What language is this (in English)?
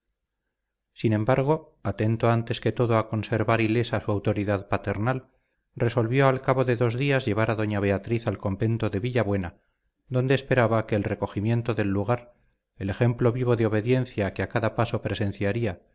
Spanish